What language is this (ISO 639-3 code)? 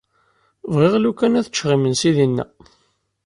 kab